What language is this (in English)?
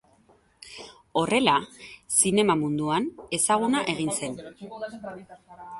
Basque